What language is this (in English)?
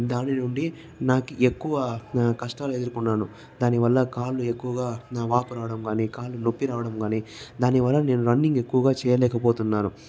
Telugu